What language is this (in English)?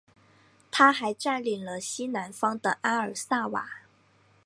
Chinese